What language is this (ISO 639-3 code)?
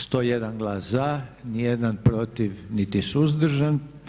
hrv